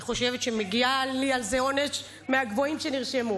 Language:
Hebrew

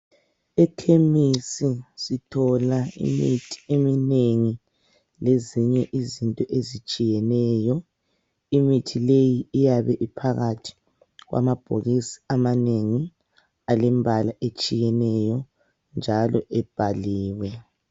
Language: North Ndebele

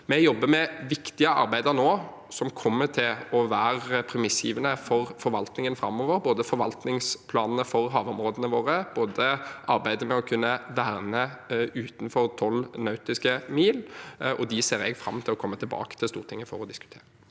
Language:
Norwegian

